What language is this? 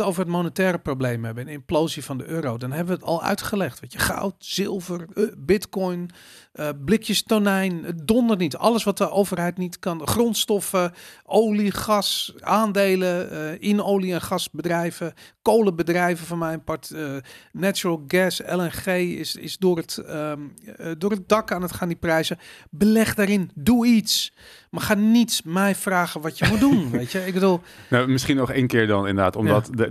Dutch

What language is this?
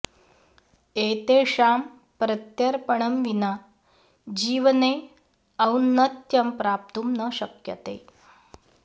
Sanskrit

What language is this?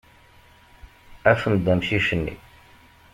Kabyle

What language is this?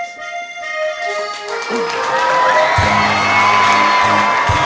Thai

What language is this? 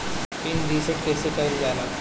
Bhojpuri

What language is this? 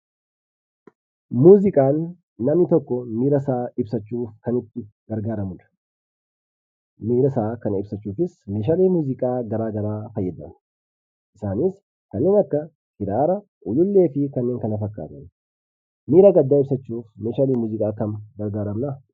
Oromo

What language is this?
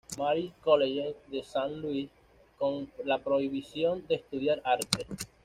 Spanish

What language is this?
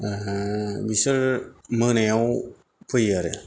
Bodo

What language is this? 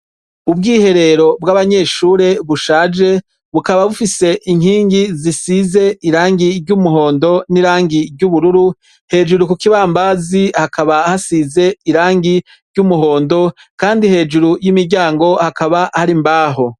Rundi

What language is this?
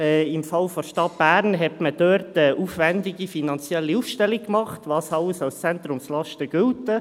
Swiss German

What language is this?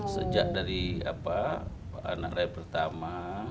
Indonesian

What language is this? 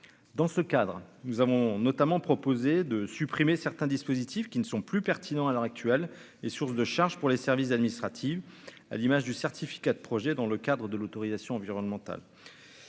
French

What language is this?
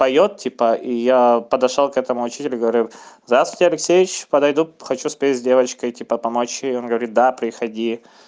Russian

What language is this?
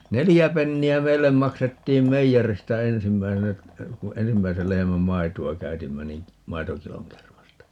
Finnish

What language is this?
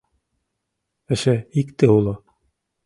Mari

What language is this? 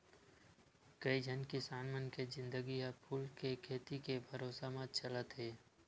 Chhattisgarhi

